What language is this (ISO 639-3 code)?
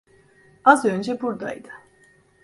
tur